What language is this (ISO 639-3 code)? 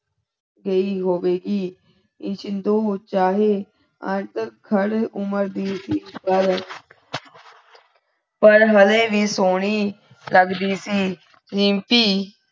pan